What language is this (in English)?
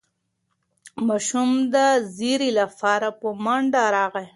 Pashto